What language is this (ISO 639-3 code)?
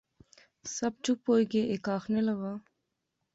phr